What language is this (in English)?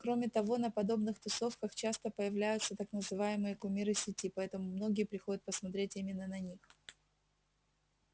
Russian